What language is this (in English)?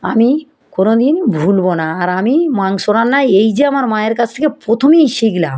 Bangla